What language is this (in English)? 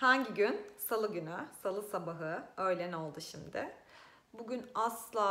Turkish